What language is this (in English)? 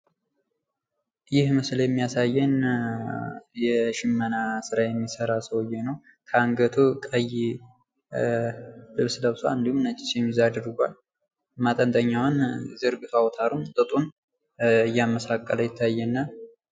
Amharic